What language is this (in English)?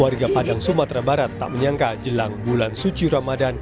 Indonesian